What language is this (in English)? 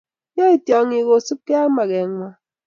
Kalenjin